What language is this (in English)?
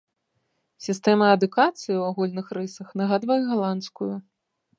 Belarusian